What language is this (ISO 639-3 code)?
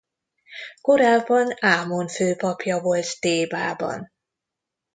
hun